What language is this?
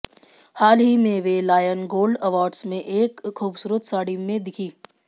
Hindi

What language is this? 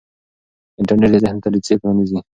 Pashto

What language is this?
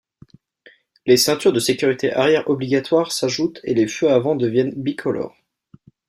French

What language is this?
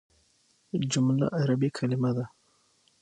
Pashto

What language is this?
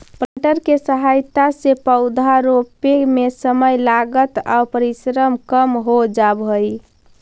Magahi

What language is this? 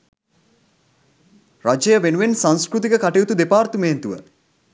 Sinhala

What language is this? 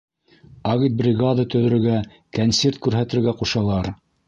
Bashkir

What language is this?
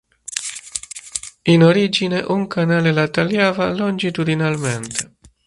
Italian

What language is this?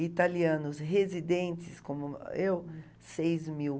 Portuguese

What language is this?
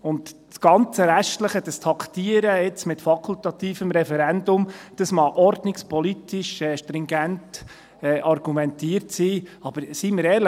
Swiss German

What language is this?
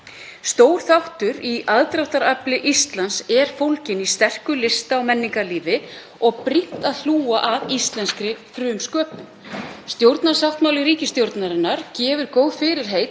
Icelandic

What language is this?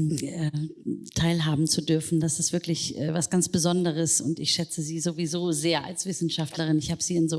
German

